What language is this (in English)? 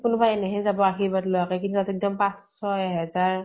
Assamese